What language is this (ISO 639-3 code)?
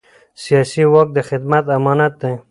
pus